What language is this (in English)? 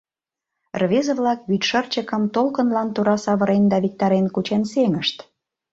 Mari